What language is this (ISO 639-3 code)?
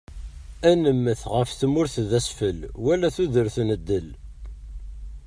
kab